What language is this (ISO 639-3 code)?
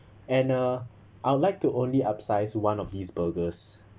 eng